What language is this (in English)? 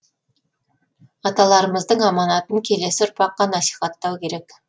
Kazakh